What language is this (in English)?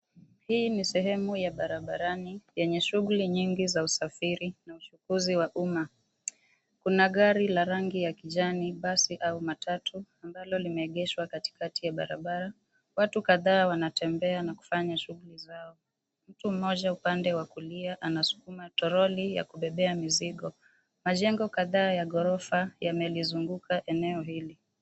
Swahili